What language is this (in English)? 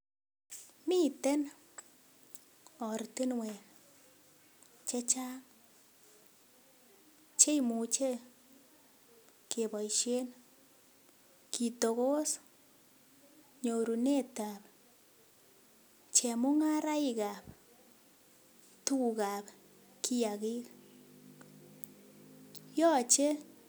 Kalenjin